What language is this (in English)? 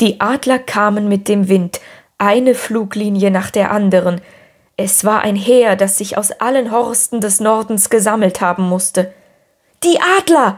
German